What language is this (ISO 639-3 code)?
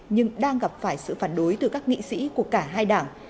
vie